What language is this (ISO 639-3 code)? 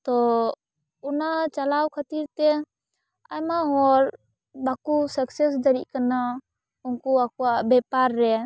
sat